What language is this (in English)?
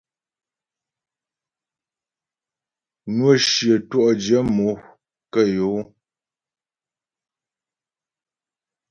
Ghomala